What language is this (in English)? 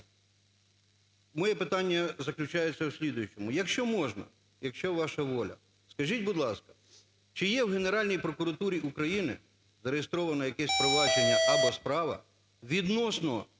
Ukrainian